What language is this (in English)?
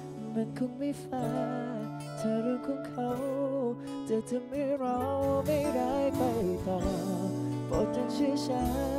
Thai